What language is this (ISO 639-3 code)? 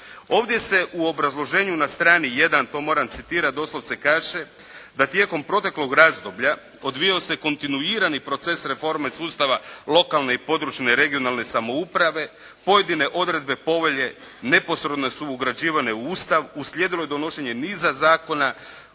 hrv